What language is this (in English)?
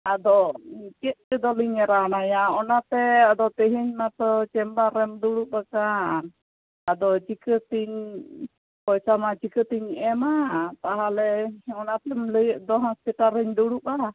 Santali